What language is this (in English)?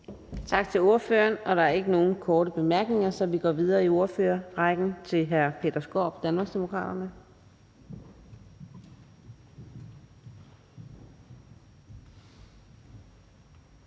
Danish